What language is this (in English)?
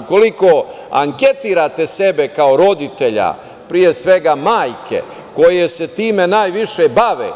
Serbian